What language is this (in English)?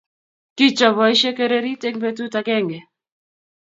Kalenjin